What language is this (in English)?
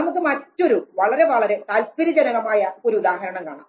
Malayalam